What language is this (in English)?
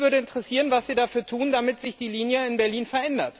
German